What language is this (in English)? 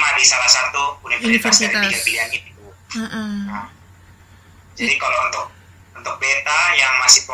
Indonesian